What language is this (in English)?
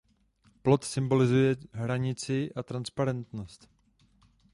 Czech